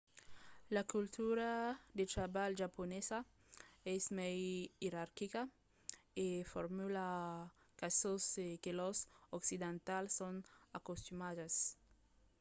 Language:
Occitan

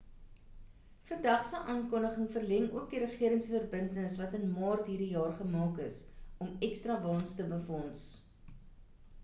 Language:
Afrikaans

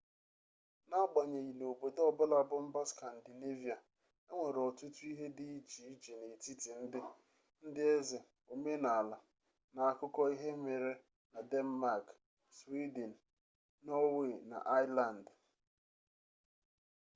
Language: Igbo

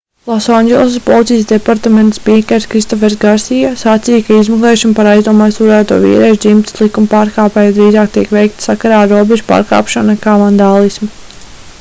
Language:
Latvian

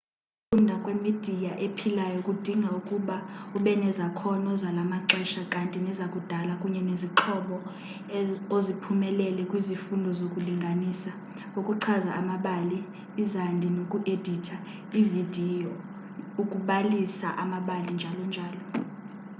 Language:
Xhosa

